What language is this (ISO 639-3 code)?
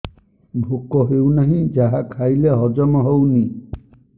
ori